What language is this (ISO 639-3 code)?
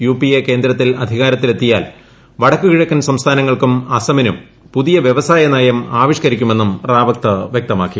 mal